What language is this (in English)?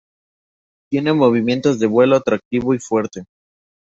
Spanish